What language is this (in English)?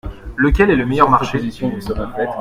French